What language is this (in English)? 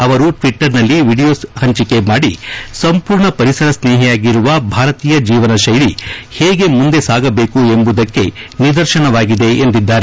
Kannada